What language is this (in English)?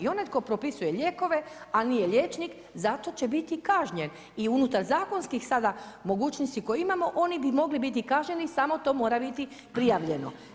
Croatian